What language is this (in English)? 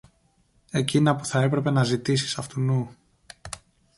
Greek